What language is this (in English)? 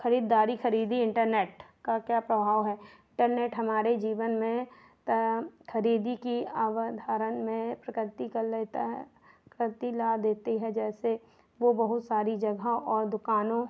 Hindi